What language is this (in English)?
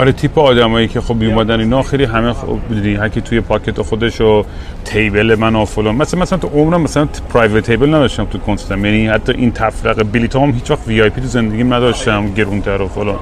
Persian